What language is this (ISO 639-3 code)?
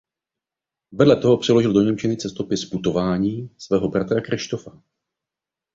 ces